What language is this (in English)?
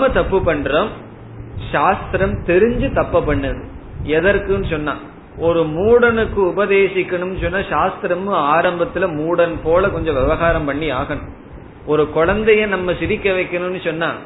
Tamil